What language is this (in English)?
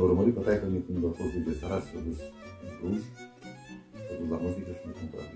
Romanian